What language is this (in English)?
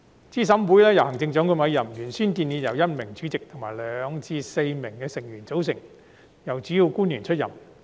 Cantonese